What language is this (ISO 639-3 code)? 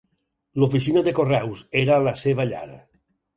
cat